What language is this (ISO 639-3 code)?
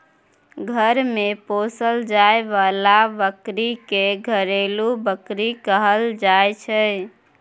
mai